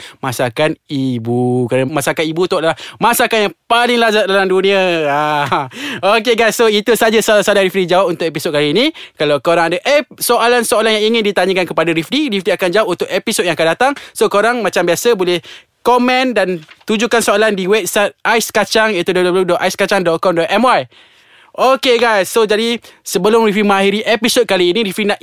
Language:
Malay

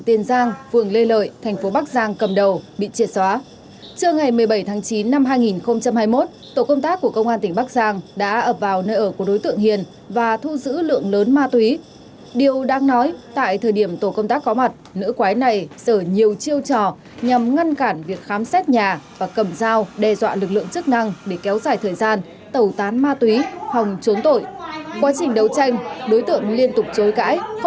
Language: Vietnamese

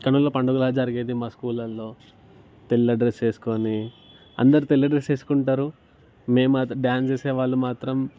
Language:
Telugu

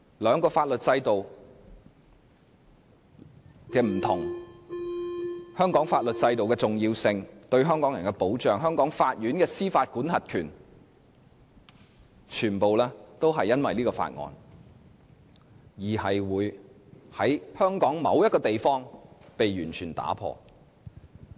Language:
Cantonese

